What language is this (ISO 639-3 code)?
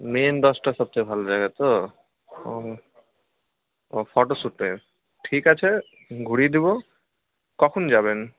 ben